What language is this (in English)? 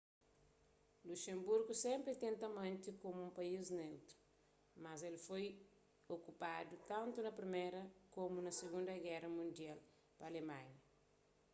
Kabuverdianu